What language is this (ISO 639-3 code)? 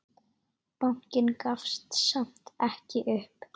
isl